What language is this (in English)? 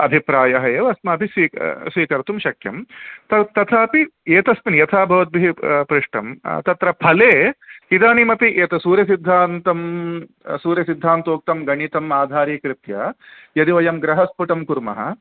Sanskrit